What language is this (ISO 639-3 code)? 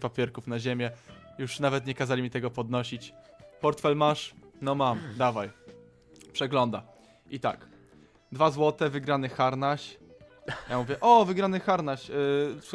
pol